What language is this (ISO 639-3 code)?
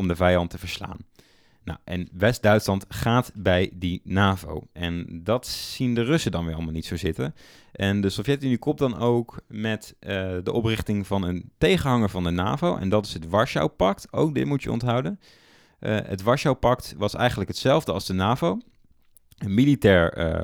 nld